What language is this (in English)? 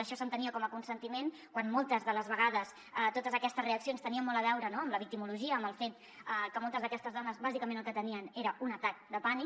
Catalan